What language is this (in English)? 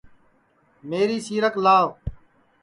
Sansi